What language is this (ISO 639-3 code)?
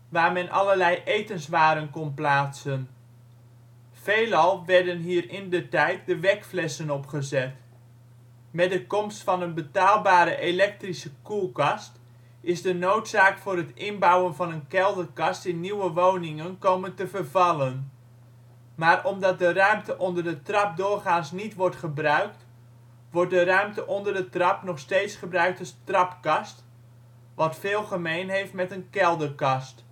nld